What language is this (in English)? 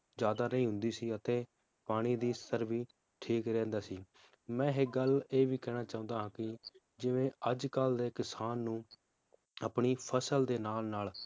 Punjabi